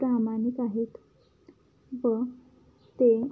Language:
Marathi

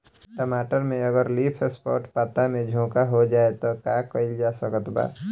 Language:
Bhojpuri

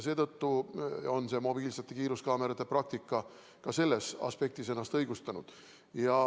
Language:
Estonian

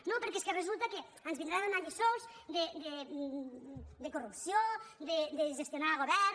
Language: Catalan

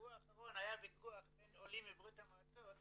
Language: Hebrew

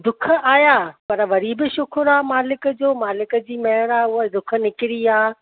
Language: Sindhi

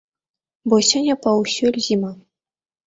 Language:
Belarusian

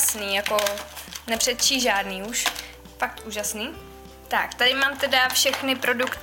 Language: Czech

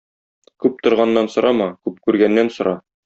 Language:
Tatar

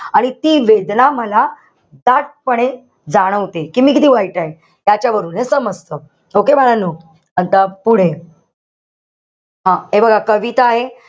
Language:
Marathi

